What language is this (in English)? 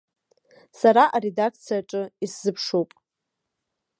Abkhazian